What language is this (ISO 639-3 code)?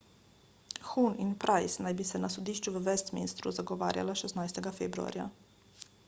slv